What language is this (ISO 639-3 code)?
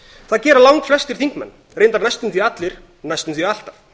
isl